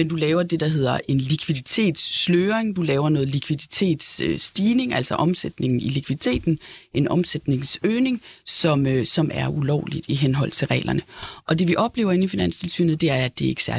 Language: Danish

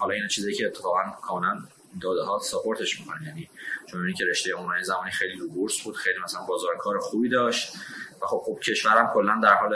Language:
Persian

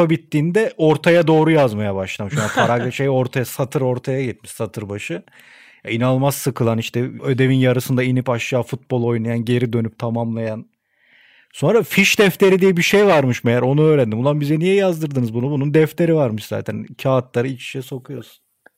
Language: Turkish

